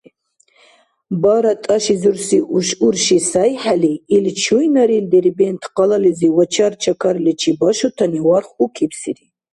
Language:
Dargwa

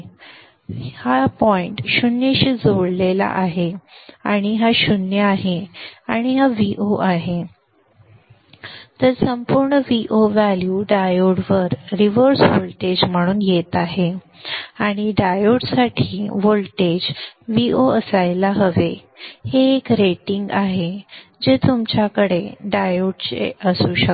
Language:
Marathi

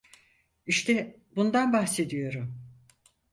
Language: Turkish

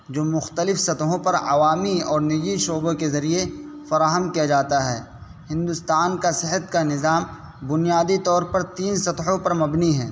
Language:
Urdu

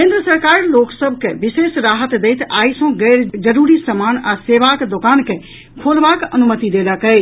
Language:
Maithili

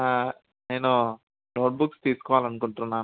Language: Telugu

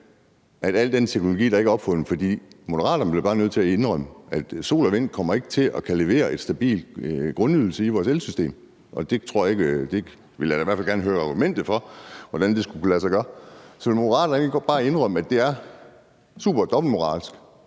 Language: Danish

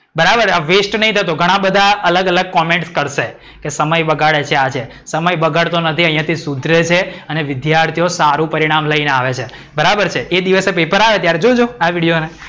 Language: Gujarati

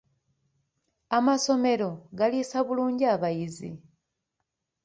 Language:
Ganda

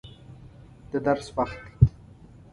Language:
Pashto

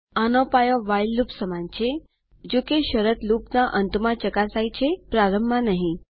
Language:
Gujarati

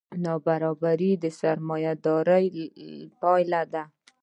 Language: Pashto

